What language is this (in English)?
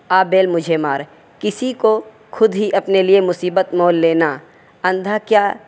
Urdu